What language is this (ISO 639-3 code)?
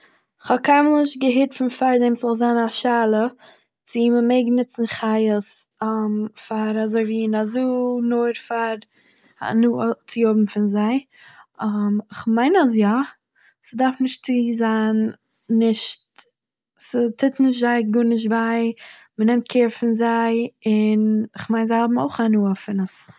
yid